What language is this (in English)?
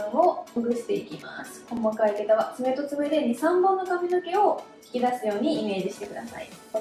Japanese